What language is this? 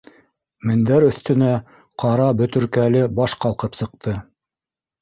Bashkir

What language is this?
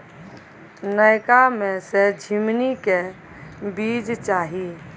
Maithili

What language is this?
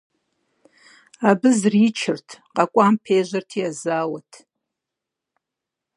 Kabardian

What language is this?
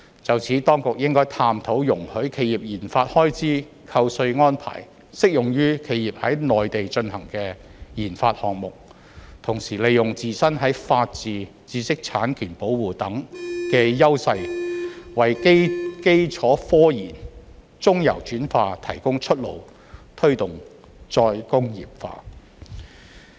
Cantonese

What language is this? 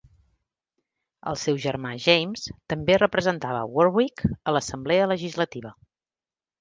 Catalan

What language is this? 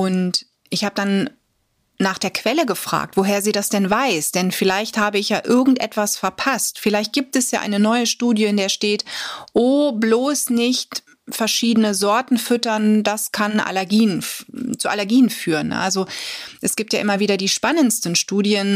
German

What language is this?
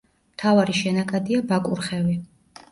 Georgian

